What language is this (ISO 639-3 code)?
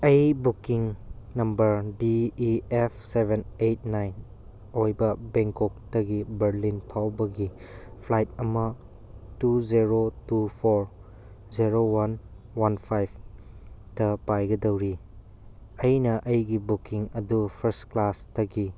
mni